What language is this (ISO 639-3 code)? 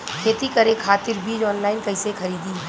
bho